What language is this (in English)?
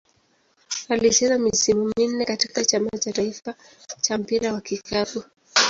Swahili